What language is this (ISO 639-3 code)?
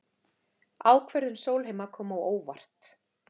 isl